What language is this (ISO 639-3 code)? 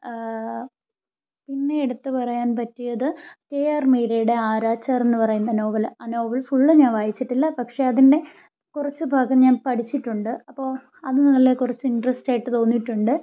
mal